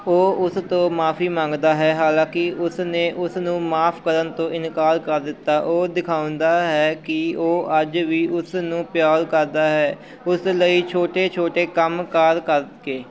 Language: Punjabi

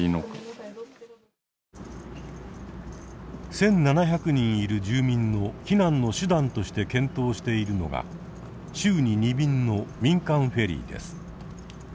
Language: Japanese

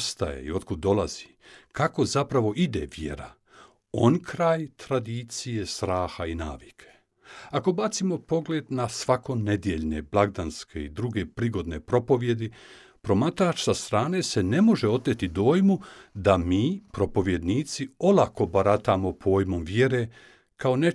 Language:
Croatian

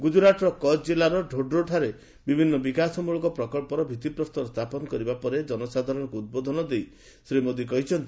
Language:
Odia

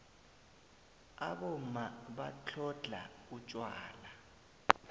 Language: South Ndebele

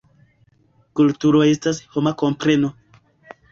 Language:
Esperanto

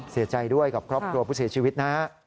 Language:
Thai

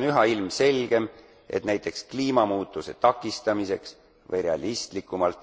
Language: Estonian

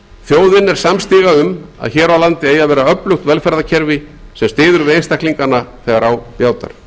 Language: Icelandic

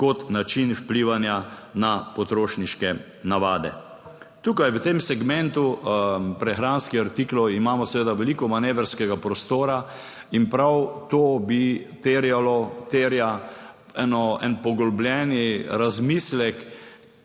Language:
Slovenian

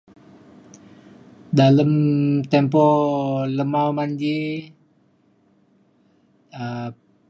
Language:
Mainstream Kenyah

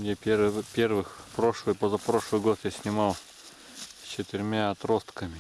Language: Russian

